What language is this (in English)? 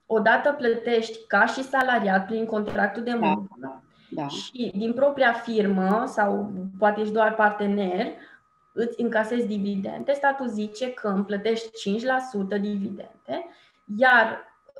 Romanian